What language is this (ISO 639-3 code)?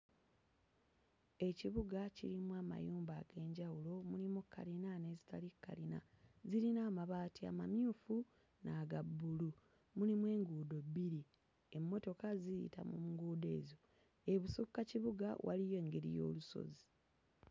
lug